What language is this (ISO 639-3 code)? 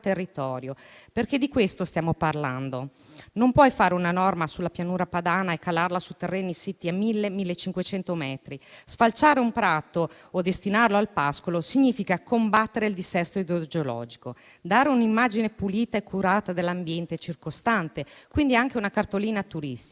ita